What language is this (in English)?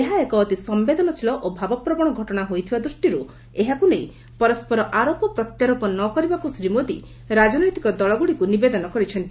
Odia